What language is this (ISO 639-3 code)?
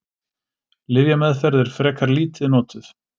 isl